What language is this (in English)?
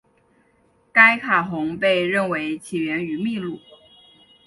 Chinese